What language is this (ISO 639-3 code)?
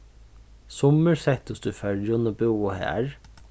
fao